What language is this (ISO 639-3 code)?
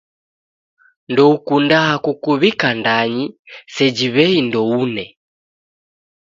dav